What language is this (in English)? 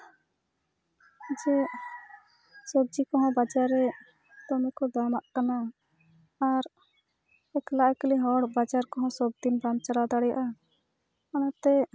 Santali